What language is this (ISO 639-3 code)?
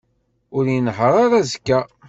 kab